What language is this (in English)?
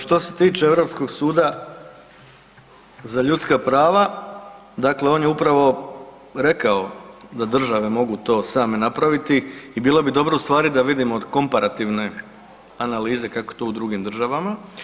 Croatian